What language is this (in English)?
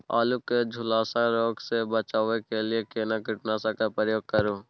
Maithili